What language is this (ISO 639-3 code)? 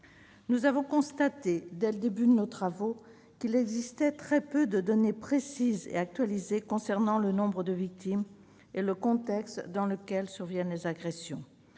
fra